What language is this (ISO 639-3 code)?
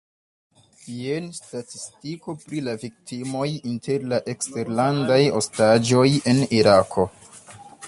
epo